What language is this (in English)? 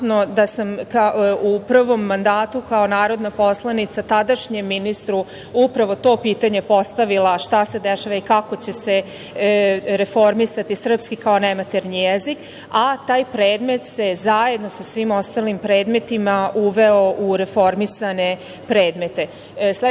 Serbian